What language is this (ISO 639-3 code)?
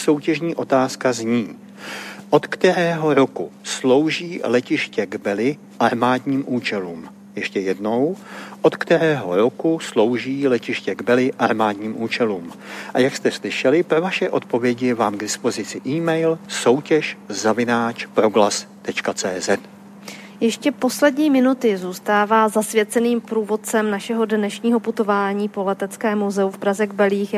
ces